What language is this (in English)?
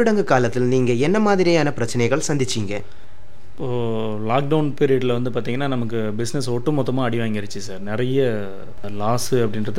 Tamil